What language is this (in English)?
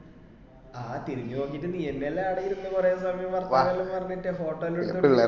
Malayalam